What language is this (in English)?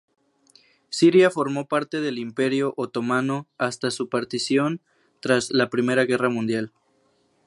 Spanish